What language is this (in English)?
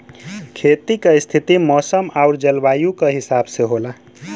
Bhojpuri